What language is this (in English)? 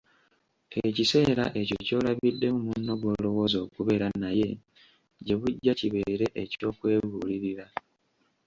Ganda